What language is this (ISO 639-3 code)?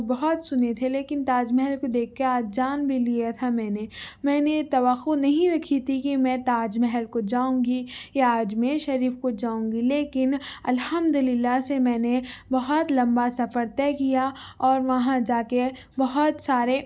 urd